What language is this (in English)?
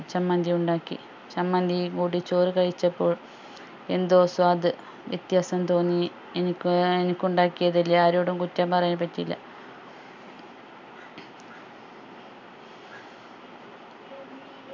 Malayalam